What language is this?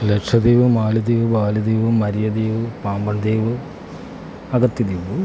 Malayalam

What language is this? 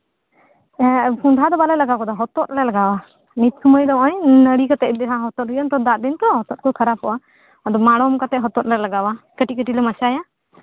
Santali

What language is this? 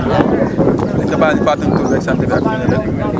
Wolof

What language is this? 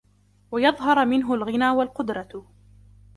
Arabic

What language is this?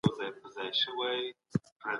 Pashto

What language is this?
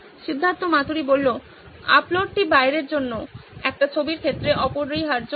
Bangla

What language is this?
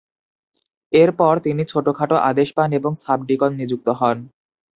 Bangla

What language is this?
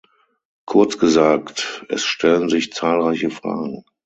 German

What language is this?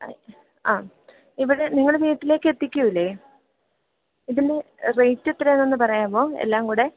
Malayalam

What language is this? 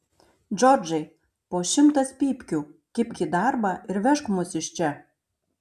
Lithuanian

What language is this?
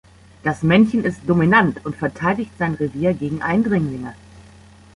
German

